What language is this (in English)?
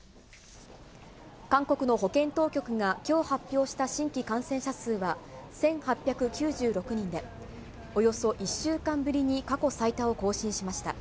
Japanese